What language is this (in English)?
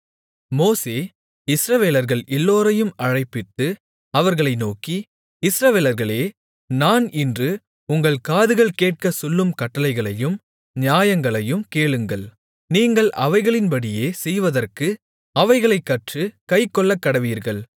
Tamil